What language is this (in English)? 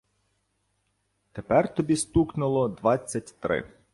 Ukrainian